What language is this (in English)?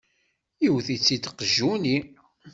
Kabyle